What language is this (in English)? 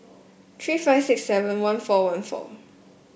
English